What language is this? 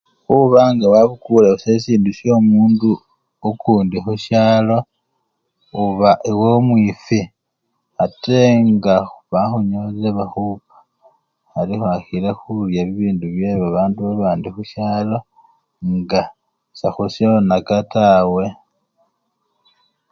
Luyia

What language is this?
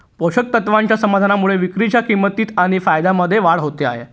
Marathi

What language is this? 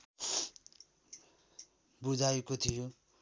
Nepali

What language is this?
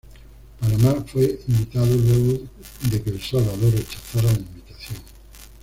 Spanish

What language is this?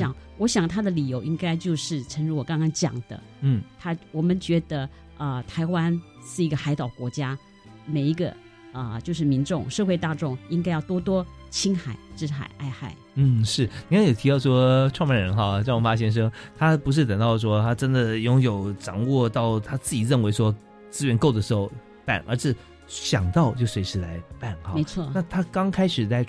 Chinese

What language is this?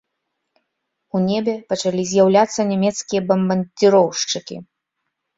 Belarusian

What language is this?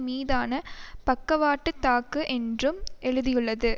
Tamil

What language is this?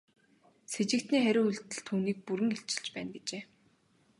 Mongolian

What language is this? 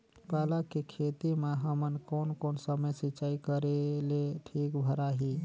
Chhattisgarhi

